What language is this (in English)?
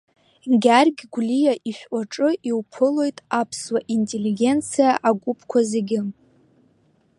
Abkhazian